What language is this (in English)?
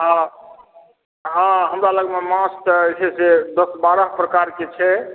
Maithili